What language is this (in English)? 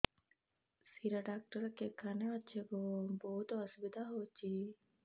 Odia